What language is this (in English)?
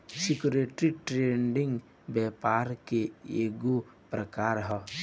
Bhojpuri